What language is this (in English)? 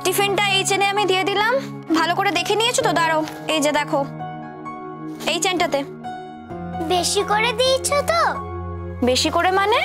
Bangla